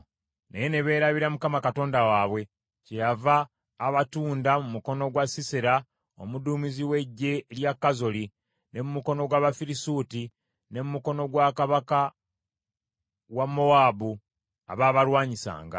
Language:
Ganda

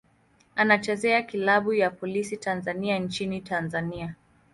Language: Swahili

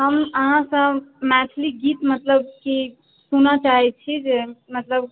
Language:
Maithili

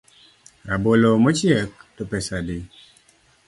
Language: Luo (Kenya and Tanzania)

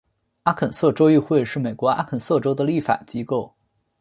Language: Chinese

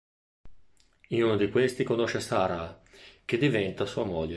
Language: Italian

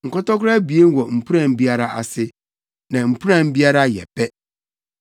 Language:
Akan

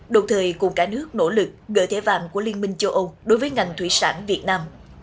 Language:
Vietnamese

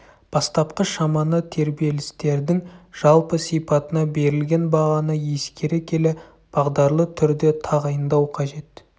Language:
Kazakh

